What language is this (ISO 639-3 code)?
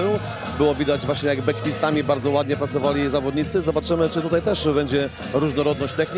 pol